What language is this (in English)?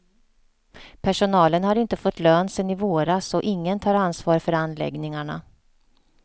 Swedish